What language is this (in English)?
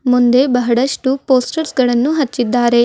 Kannada